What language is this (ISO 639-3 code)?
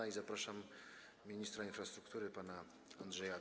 pol